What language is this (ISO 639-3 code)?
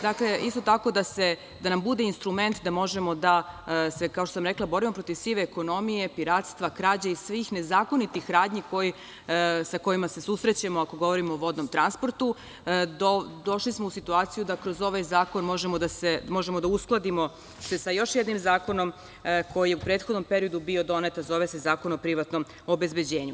srp